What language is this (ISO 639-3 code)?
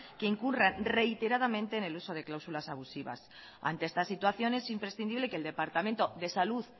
spa